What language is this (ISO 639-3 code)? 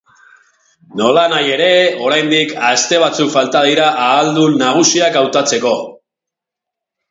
eus